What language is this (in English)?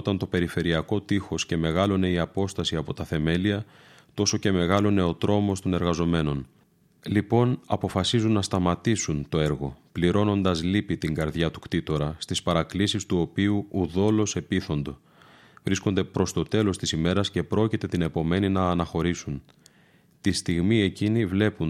Greek